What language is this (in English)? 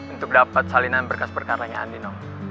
Indonesian